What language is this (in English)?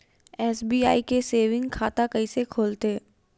Chhattisgarhi